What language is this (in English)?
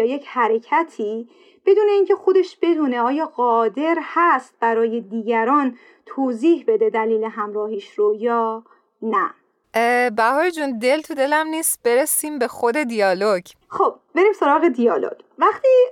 Persian